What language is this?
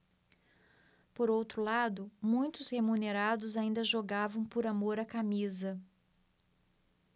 Portuguese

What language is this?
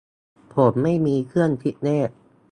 Thai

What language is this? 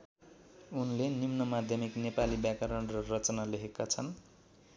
Nepali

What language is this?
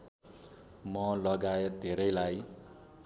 Nepali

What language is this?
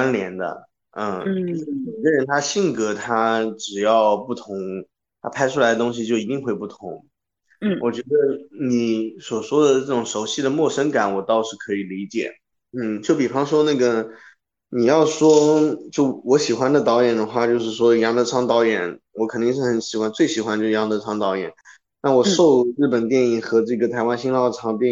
Chinese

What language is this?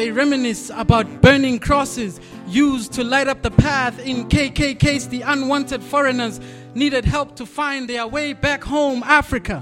English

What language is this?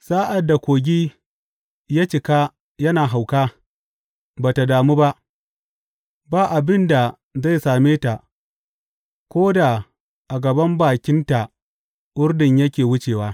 Hausa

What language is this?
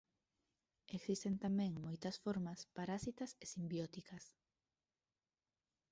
Galician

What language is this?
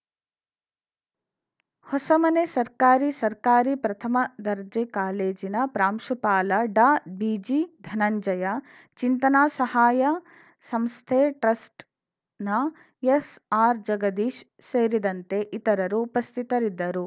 Kannada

